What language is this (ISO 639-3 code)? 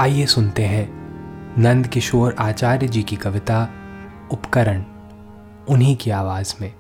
hin